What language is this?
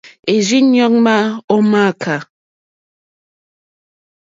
Mokpwe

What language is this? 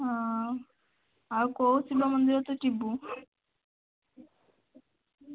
Odia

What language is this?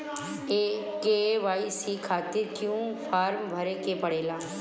Bhojpuri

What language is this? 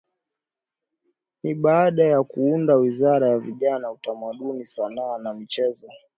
Swahili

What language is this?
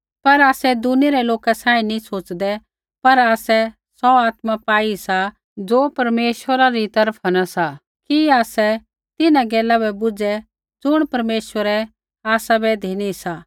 Kullu Pahari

